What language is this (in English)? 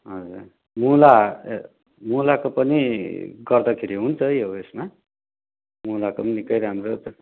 Nepali